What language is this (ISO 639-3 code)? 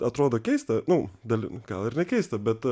lit